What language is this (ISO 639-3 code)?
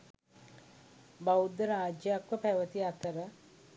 sin